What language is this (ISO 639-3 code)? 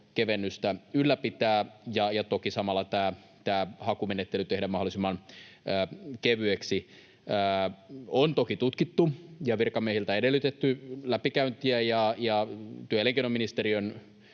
fin